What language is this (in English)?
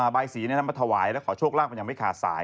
Thai